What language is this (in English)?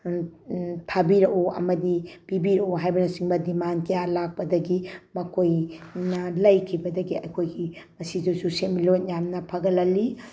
Manipuri